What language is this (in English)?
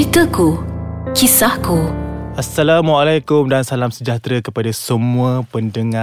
Malay